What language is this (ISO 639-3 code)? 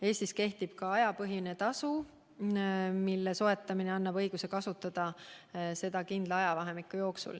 est